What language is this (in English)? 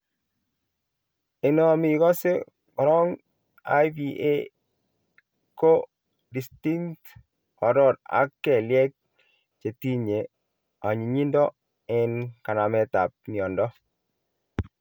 Kalenjin